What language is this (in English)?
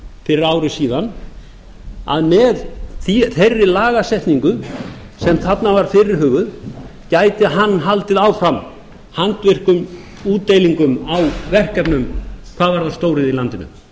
Icelandic